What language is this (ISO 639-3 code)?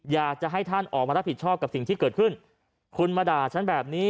tha